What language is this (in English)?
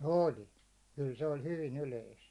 Finnish